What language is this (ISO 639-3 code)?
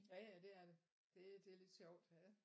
dan